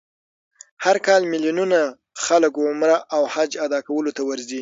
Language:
Pashto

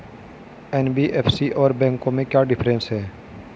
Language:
Hindi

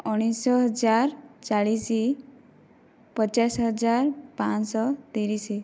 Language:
Odia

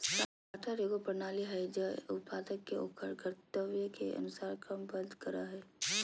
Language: Magahi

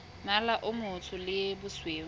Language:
Southern Sotho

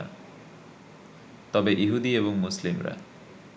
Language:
Bangla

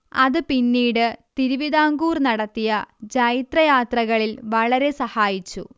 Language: Malayalam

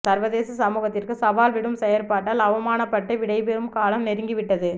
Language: Tamil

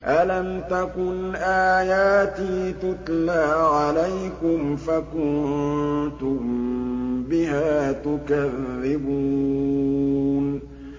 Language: Arabic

